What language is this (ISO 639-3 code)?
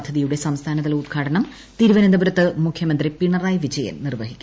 mal